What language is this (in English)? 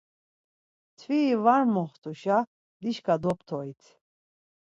Laz